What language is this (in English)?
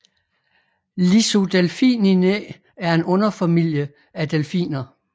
Danish